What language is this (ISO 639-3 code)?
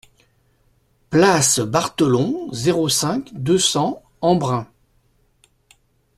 fra